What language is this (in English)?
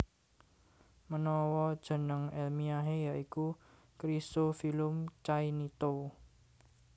Javanese